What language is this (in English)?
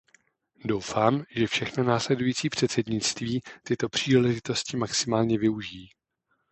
Czech